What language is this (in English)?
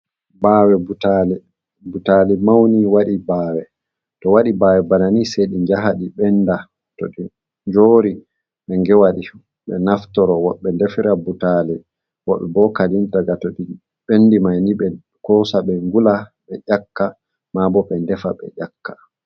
Fula